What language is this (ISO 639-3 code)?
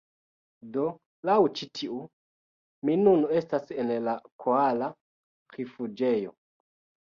epo